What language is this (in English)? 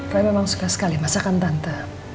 Indonesian